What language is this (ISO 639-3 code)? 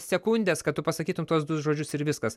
lit